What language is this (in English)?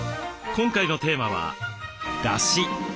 Japanese